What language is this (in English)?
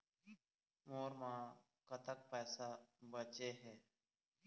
Chhattisgarhi